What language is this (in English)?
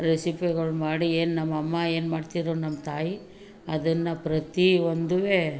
Kannada